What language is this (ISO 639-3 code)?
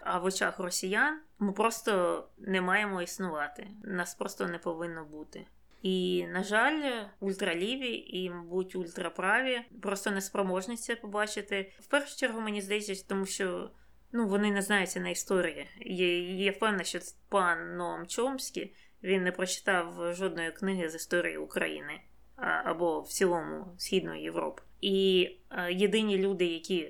ukr